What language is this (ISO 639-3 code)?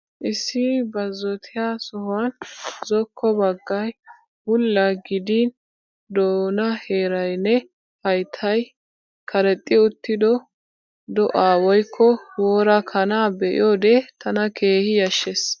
wal